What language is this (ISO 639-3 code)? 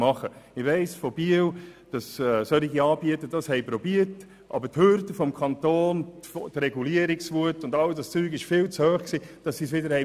gsw